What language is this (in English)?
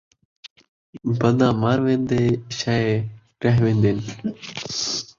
Saraiki